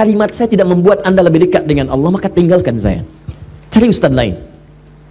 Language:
Indonesian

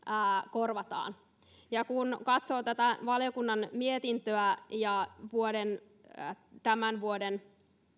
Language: Finnish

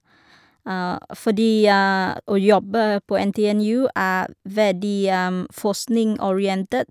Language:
Norwegian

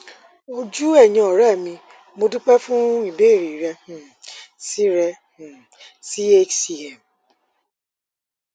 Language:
Yoruba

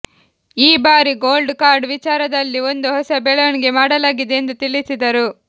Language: Kannada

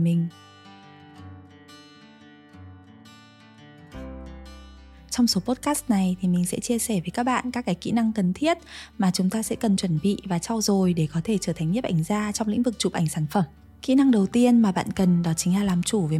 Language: Vietnamese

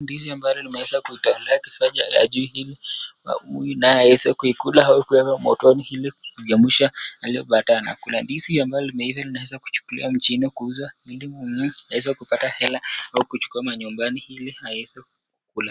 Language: Swahili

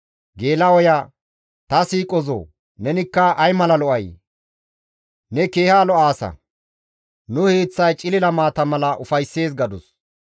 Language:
Gamo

